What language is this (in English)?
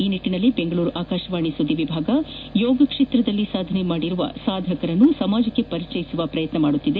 Kannada